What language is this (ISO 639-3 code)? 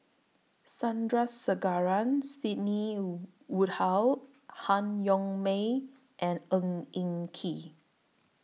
eng